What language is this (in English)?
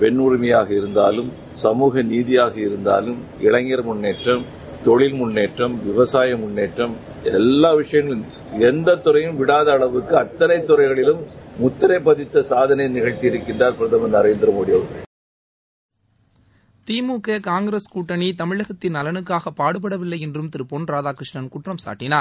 Tamil